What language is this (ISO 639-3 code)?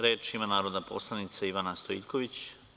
srp